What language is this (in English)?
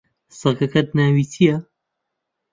Central Kurdish